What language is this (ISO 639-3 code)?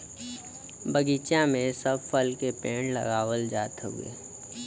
bho